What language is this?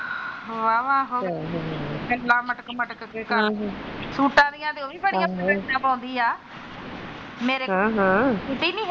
Punjabi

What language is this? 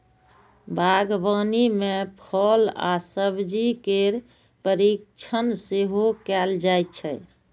Maithili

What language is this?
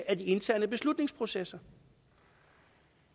Danish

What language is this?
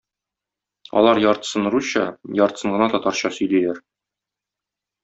Tatar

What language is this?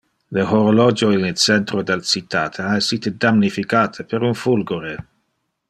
Interlingua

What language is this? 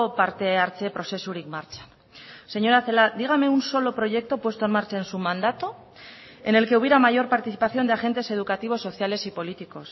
Spanish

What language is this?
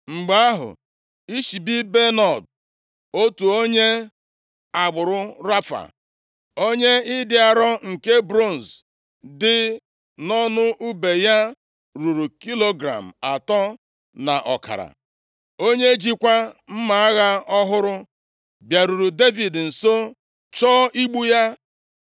Igbo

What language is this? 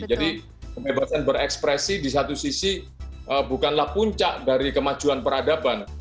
Indonesian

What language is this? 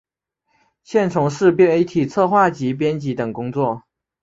Chinese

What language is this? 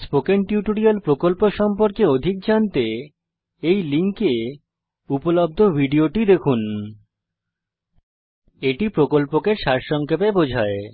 Bangla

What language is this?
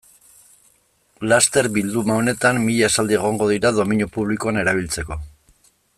Basque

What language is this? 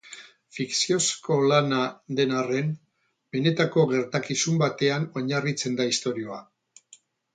Basque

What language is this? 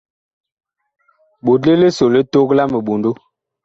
Bakoko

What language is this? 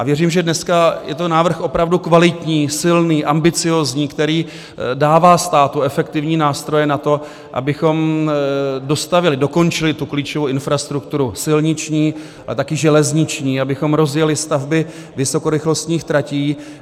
Czech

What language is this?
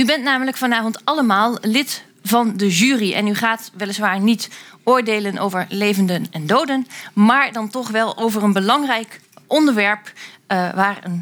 Dutch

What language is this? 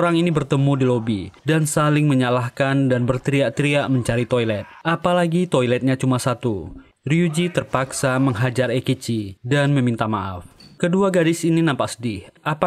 Indonesian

